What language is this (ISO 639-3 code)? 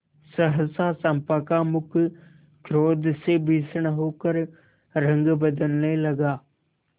hin